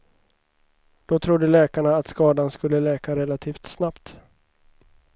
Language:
Swedish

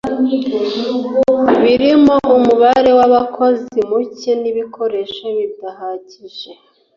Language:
Kinyarwanda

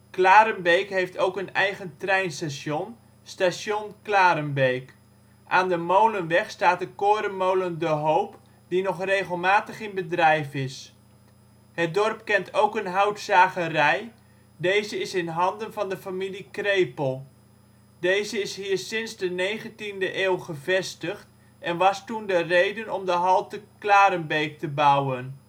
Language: Dutch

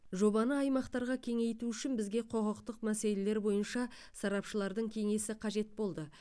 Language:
Kazakh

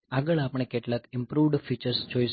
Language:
Gujarati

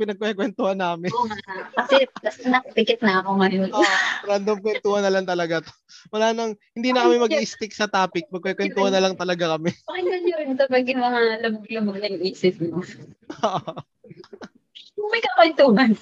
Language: Filipino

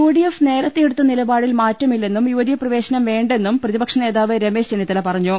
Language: Malayalam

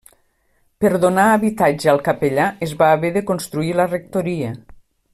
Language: Catalan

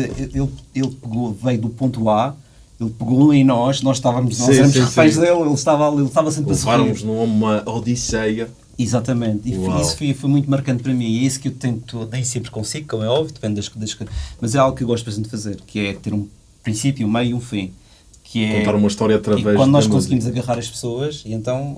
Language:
Portuguese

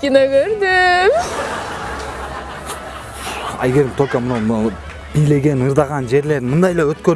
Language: Turkish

